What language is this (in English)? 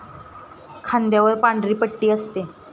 Marathi